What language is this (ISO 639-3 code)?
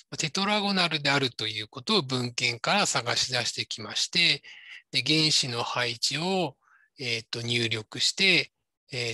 jpn